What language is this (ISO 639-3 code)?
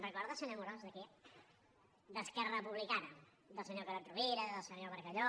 cat